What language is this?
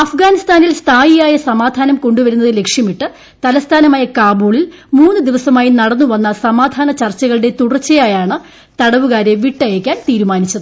Malayalam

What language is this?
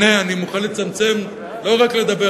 Hebrew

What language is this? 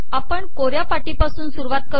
Marathi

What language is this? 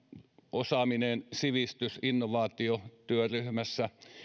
Finnish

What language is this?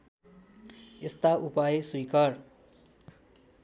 Nepali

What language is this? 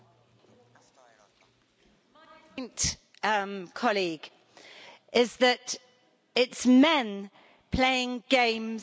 English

